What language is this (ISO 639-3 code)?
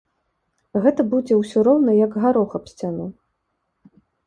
bel